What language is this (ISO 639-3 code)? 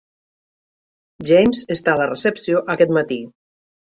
cat